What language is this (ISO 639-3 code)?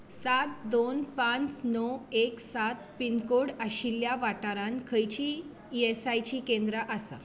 kok